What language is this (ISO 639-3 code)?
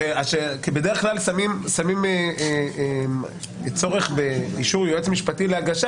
heb